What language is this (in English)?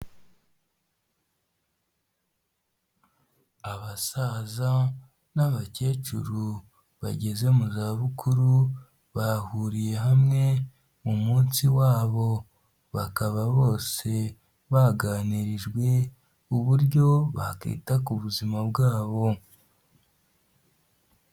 Kinyarwanda